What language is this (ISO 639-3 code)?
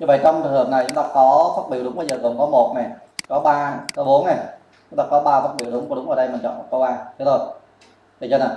vie